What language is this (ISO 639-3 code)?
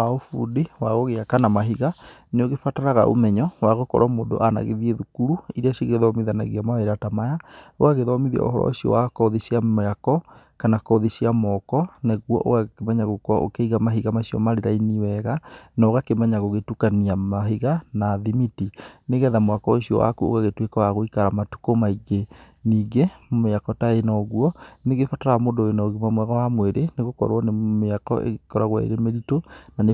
kik